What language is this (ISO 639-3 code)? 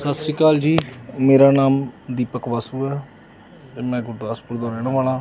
pan